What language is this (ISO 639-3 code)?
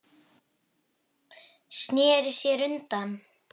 isl